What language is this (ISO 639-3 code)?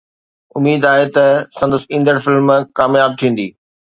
snd